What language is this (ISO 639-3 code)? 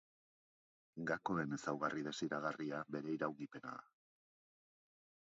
eus